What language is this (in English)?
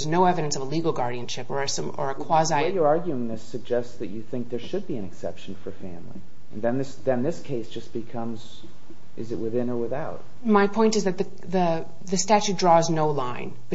English